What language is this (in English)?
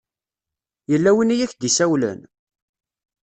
Kabyle